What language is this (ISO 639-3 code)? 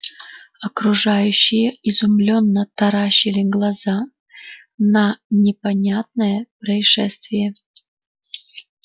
rus